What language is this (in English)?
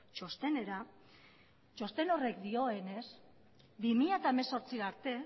Basque